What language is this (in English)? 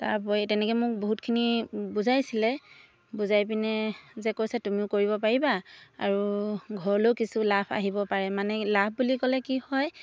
Assamese